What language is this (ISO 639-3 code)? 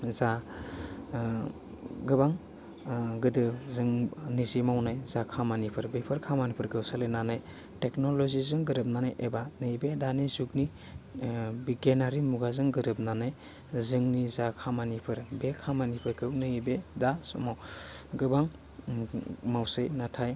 brx